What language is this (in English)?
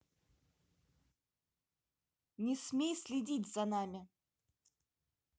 Russian